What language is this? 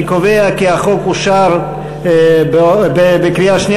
Hebrew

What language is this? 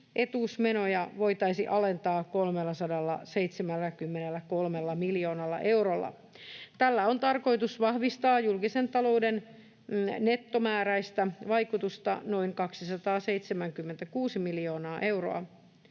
Finnish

